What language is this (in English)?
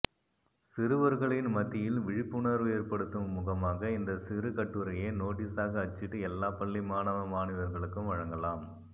Tamil